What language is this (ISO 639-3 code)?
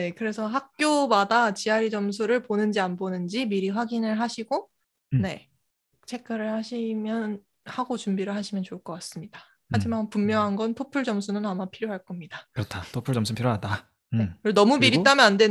kor